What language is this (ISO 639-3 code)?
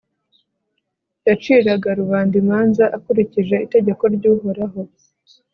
kin